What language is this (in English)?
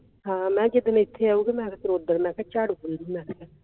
Punjabi